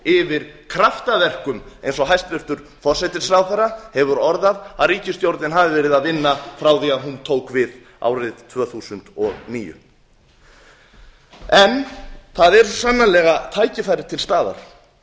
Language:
Icelandic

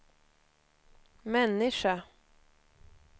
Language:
Swedish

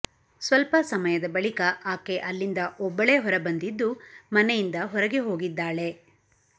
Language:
Kannada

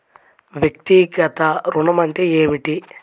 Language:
Telugu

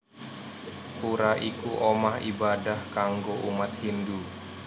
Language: Javanese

